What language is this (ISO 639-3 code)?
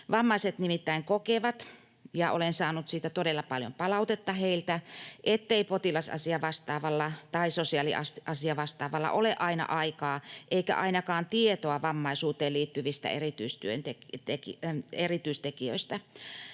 fin